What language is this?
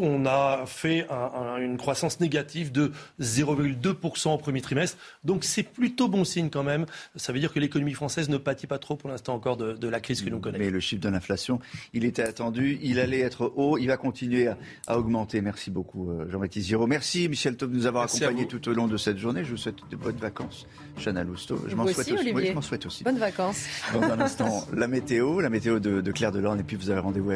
French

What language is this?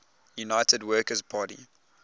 English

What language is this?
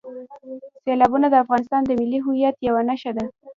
Pashto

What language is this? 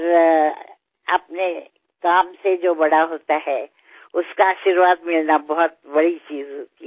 Marathi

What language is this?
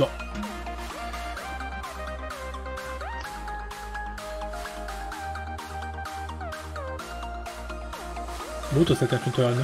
German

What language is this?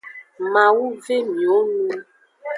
Aja (Benin)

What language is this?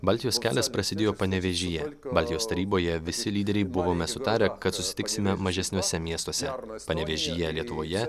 Lithuanian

